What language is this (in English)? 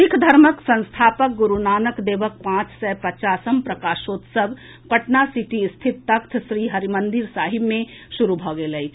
Maithili